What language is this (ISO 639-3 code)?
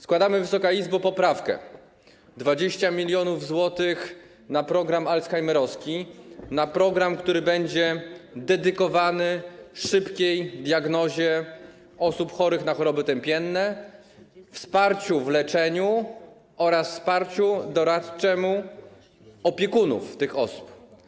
pol